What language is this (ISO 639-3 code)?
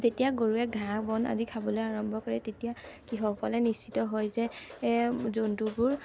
asm